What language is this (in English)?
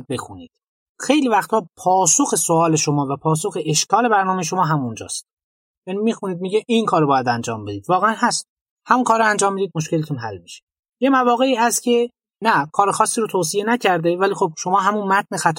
Persian